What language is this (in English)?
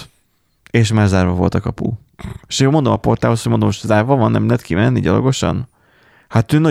Hungarian